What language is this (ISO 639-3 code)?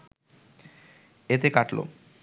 ben